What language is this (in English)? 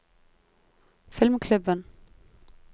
Norwegian